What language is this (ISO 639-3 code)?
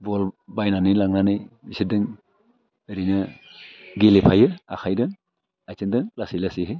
brx